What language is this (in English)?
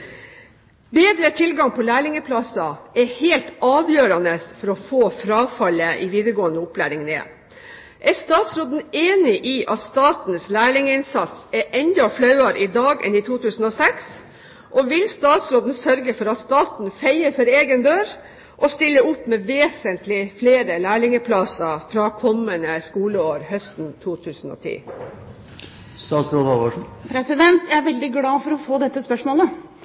Norwegian Bokmål